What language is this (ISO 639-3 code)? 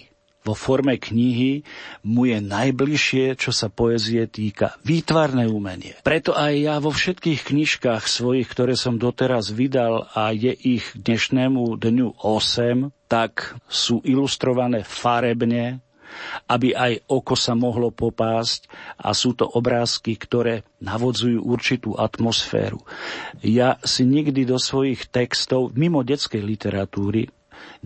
slk